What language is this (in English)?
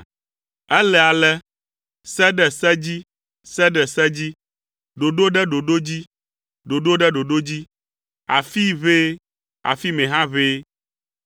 Ewe